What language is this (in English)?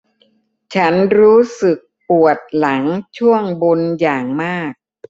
Thai